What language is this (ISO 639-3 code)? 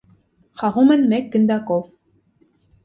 hye